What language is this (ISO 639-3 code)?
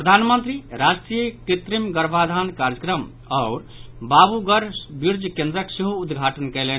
mai